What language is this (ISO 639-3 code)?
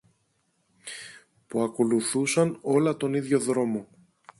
ell